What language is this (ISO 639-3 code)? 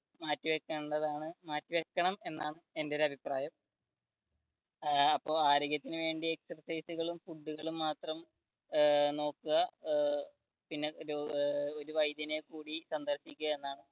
mal